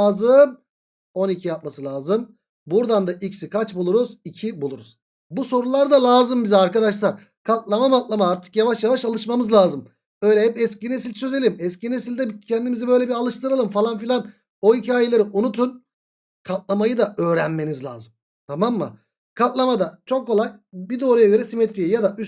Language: Turkish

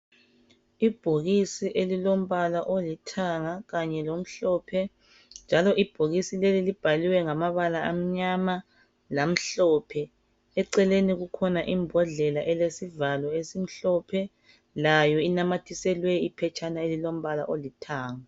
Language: North Ndebele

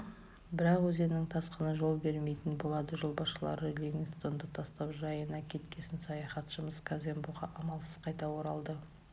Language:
Kazakh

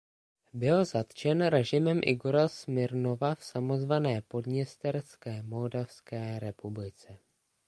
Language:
Czech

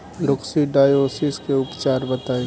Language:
Bhojpuri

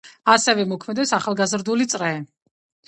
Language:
Georgian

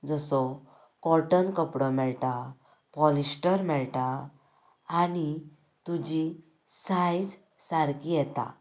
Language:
Konkani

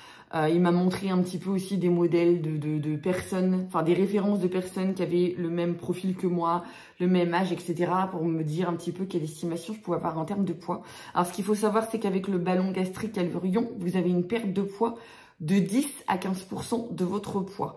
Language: French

